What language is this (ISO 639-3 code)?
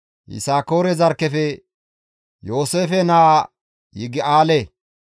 gmv